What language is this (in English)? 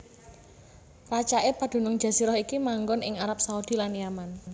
Javanese